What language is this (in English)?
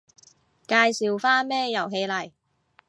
Cantonese